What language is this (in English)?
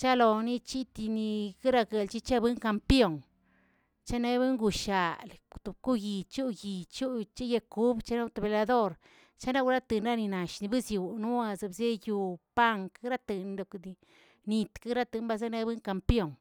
Tilquiapan Zapotec